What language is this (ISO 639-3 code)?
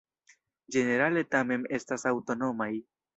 epo